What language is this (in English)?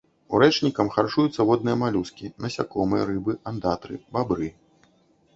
Belarusian